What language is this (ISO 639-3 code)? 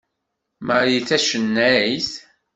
kab